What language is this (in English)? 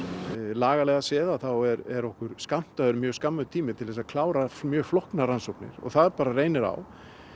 Icelandic